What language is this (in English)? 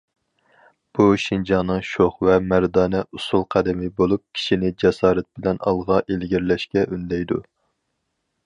Uyghur